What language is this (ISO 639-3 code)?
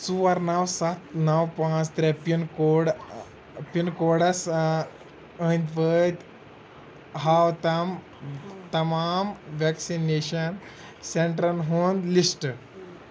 kas